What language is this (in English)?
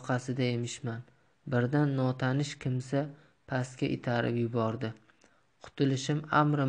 Turkish